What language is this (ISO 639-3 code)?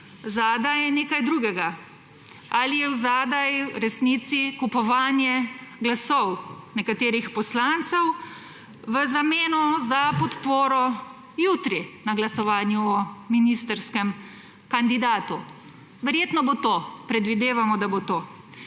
slv